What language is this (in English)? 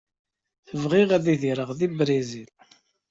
Kabyle